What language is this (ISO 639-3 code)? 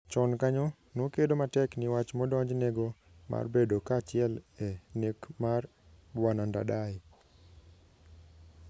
luo